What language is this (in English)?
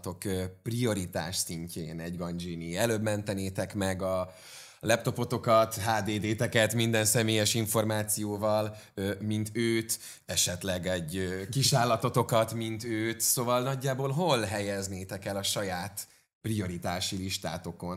Hungarian